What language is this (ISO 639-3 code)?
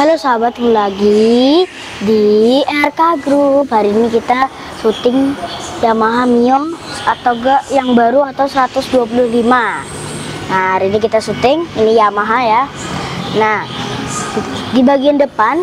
ind